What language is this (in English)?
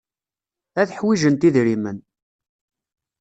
Kabyle